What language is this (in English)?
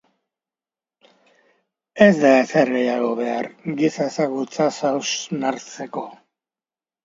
Basque